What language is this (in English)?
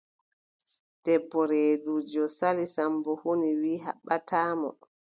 Adamawa Fulfulde